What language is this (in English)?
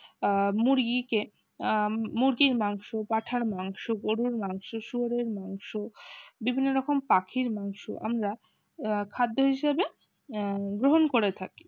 Bangla